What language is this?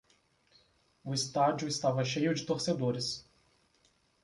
Portuguese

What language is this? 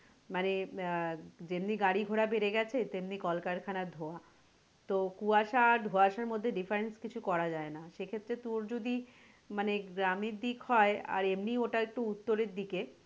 Bangla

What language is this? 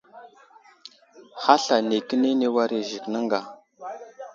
Wuzlam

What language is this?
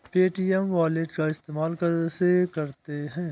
Hindi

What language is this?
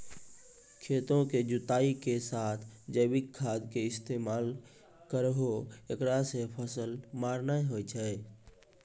Maithili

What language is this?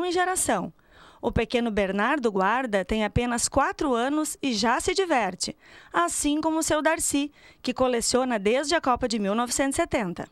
Portuguese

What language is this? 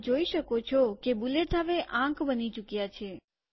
Gujarati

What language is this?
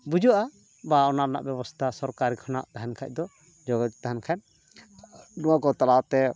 Santali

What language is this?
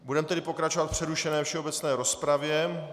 Czech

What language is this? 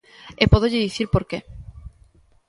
Galician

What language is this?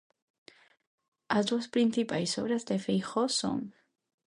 Galician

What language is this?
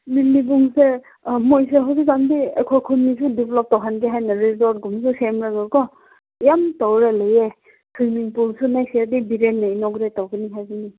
Manipuri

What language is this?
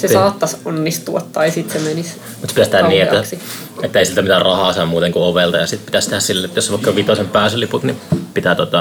Finnish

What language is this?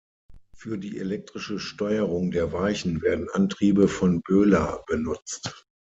German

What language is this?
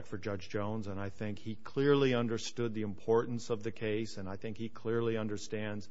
English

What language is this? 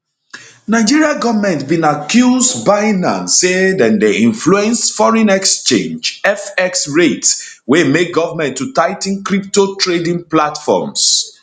Nigerian Pidgin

